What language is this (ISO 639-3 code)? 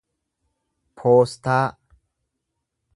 orm